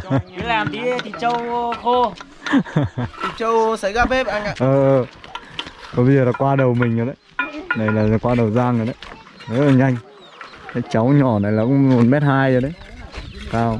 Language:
Vietnamese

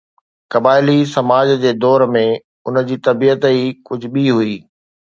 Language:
Sindhi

